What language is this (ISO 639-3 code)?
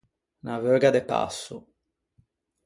lij